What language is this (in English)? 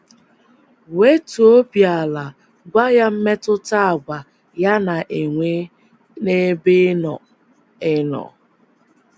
Igbo